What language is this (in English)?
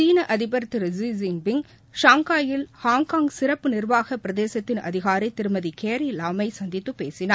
Tamil